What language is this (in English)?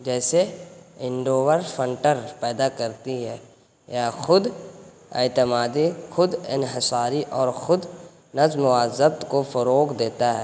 Urdu